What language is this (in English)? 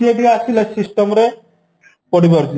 Odia